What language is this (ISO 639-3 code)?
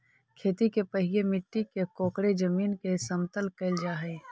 mag